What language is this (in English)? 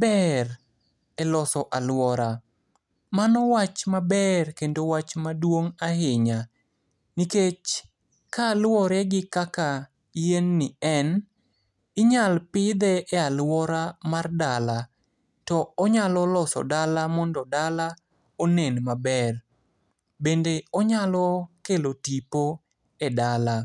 Luo (Kenya and Tanzania)